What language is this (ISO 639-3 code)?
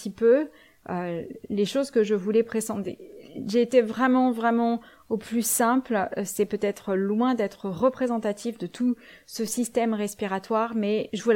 fra